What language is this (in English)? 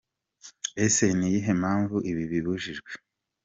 Kinyarwanda